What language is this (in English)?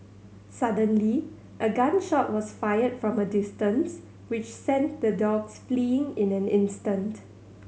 English